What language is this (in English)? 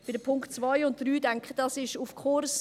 Swiss German